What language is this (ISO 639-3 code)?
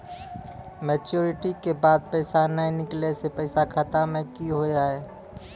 mai